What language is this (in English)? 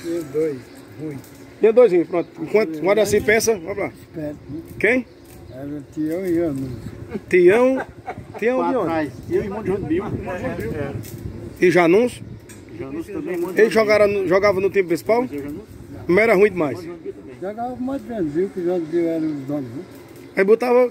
Portuguese